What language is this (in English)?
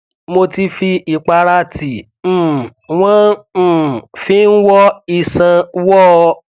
Yoruba